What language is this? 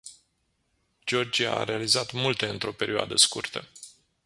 Romanian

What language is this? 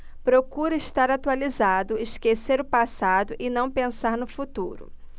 Portuguese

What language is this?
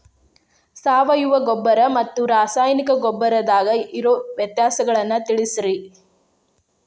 Kannada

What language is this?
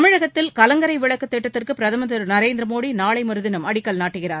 Tamil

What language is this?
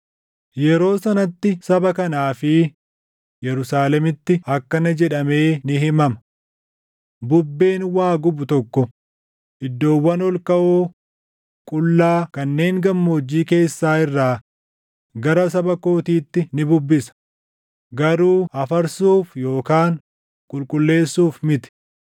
Oromo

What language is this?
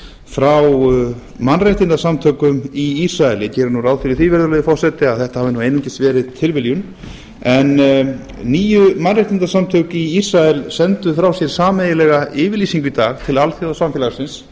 Icelandic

